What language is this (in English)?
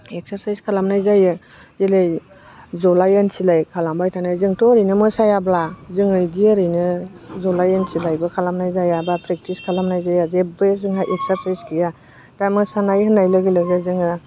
Bodo